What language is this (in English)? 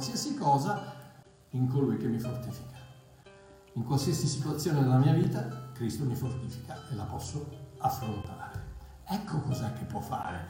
Italian